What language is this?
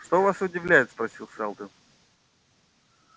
Russian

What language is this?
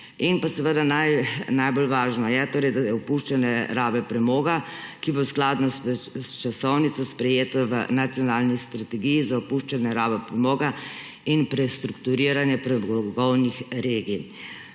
Slovenian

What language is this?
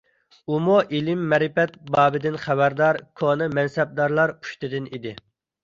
Uyghur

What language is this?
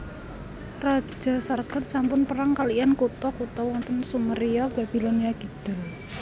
Javanese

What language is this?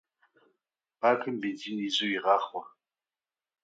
Kabardian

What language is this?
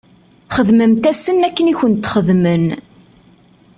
Kabyle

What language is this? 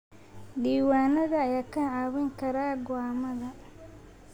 Somali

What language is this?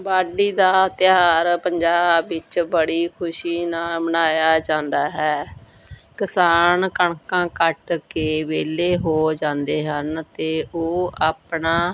Punjabi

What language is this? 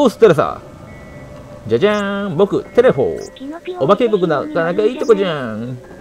Japanese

